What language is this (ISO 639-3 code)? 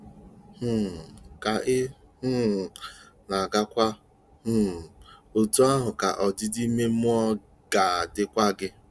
ibo